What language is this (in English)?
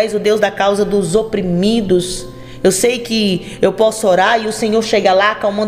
Portuguese